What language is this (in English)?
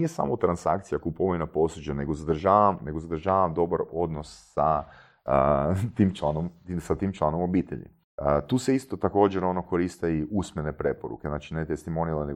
Croatian